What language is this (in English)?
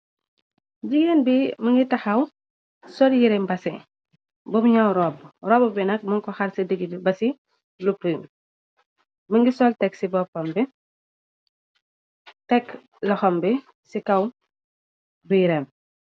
Wolof